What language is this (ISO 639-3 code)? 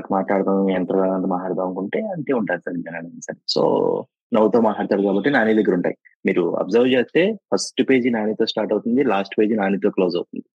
tel